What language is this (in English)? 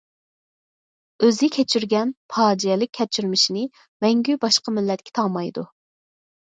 Uyghur